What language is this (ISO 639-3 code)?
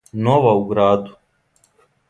srp